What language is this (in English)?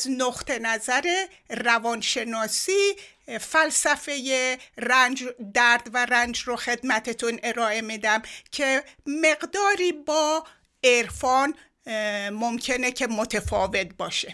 Persian